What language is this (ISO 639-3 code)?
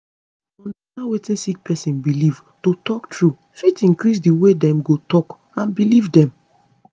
pcm